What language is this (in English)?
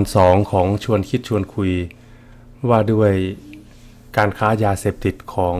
Thai